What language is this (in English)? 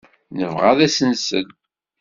Kabyle